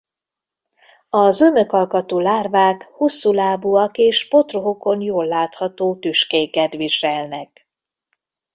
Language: Hungarian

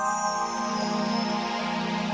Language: Indonesian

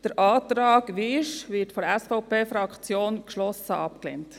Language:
Swiss German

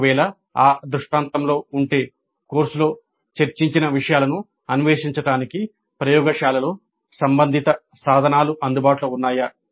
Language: Telugu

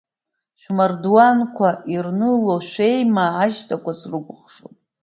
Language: Abkhazian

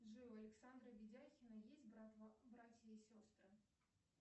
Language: Russian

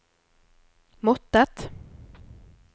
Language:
Norwegian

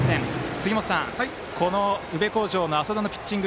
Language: Japanese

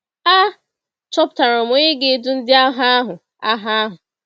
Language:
Igbo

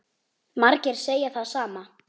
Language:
Icelandic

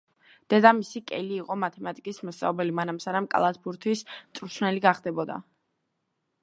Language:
Georgian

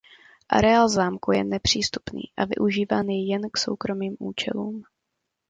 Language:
Czech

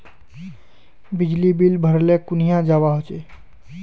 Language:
Magahi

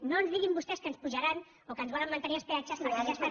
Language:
Catalan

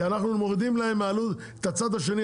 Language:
Hebrew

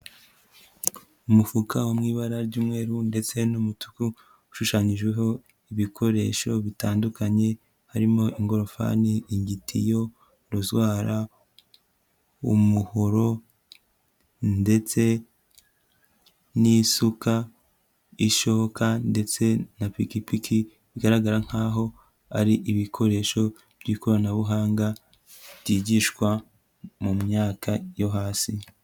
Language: Kinyarwanda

